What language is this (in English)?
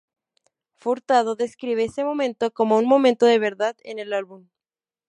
Spanish